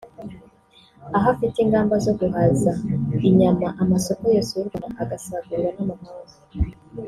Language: Kinyarwanda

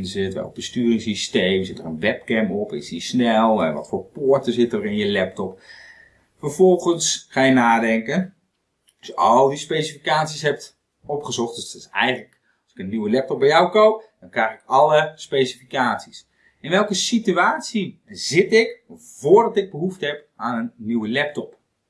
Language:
Dutch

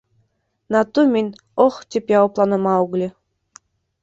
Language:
Bashkir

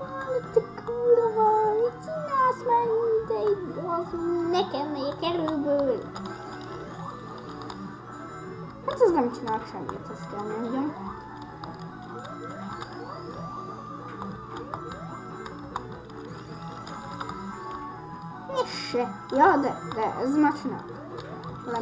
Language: Hungarian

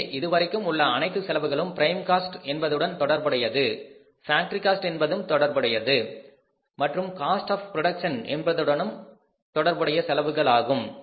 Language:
Tamil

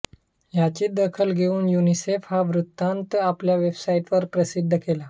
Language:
Marathi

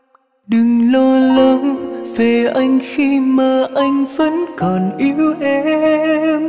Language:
Vietnamese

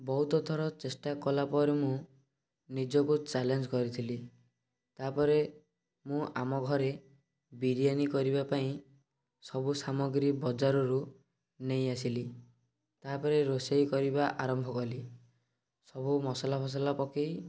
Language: Odia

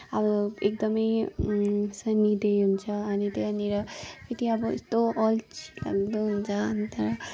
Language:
Nepali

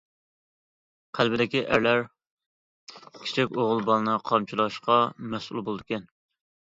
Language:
Uyghur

